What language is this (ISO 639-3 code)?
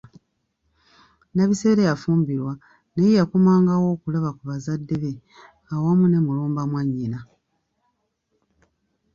lug